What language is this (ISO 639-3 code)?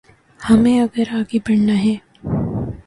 urd